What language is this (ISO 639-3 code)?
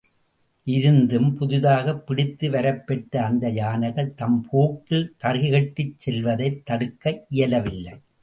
tam